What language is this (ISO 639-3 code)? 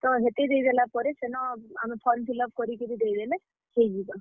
ori